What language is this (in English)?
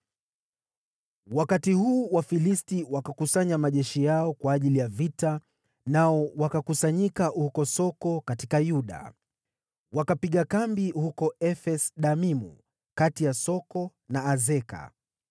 Swahili